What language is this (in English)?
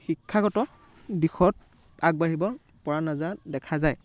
Assamese